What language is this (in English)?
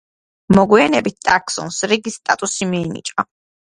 Georgian